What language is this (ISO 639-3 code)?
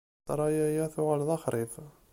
kab